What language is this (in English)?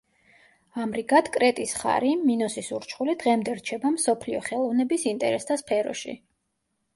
Georgian